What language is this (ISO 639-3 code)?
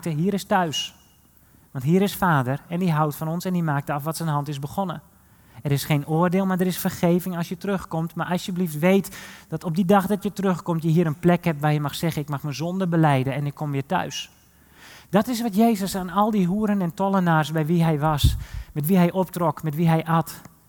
nld